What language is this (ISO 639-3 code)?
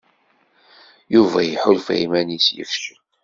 kab